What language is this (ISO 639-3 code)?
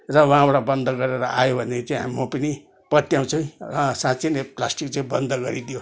nep